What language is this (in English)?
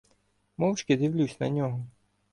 Ukrainian